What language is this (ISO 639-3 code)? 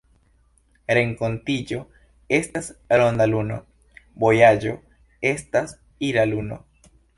epo